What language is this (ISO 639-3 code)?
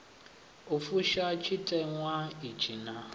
ven